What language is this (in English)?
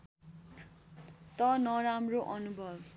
Nepali